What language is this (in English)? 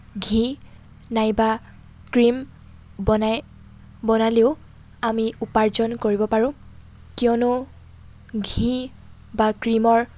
Assamese